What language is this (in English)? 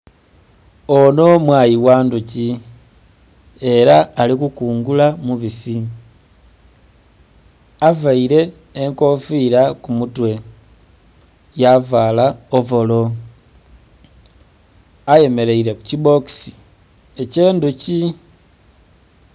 Soga